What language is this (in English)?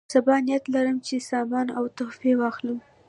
Pashto